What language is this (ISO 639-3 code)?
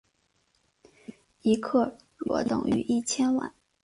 zho